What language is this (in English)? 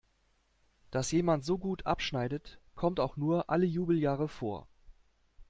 German